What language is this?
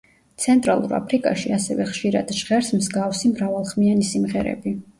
Georgian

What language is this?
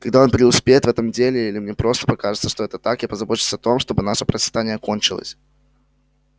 Russian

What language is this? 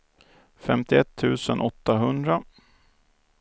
Swedish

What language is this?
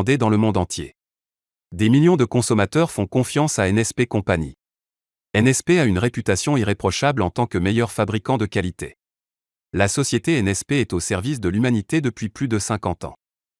French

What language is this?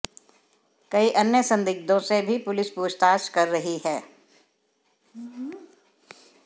Hindi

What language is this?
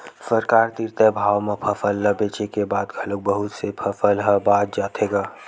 Chhattisgarhi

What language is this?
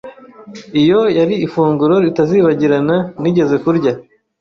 Kinyarwanda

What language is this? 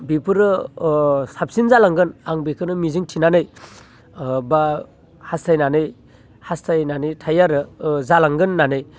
Bodo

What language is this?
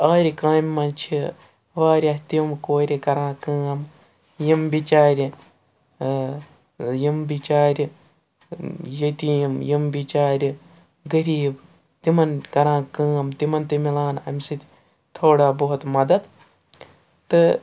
Kashmiri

